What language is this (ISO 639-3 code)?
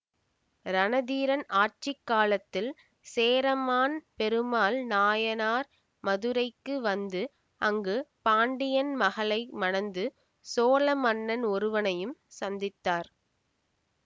tam